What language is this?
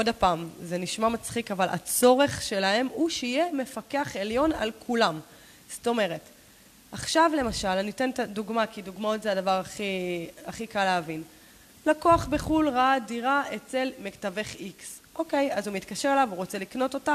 Hebrew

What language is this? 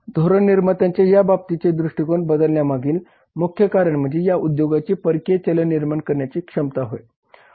Marathi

